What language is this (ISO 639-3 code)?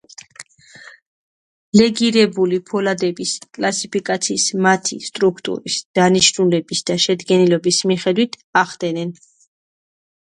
kat